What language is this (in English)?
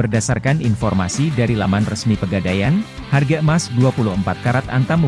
Indonesian